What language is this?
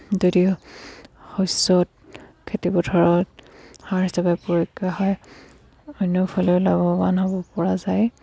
Assamese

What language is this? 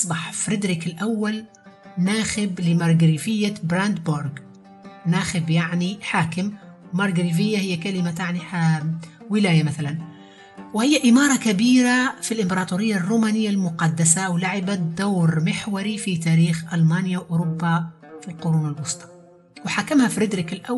Arabic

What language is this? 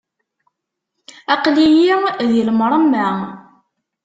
Kabyle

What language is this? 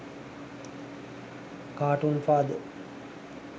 Sinhala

